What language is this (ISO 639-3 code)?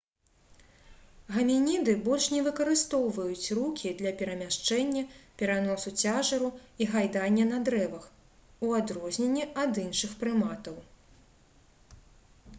bel